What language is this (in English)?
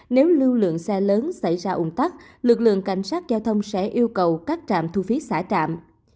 Vietnamese